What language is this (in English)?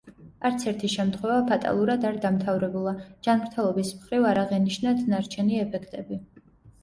Georgian